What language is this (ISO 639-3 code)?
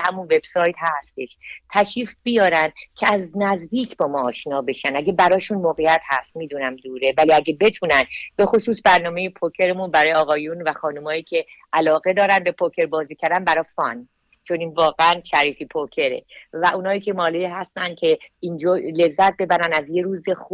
fas